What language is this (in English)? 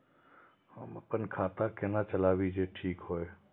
Maithili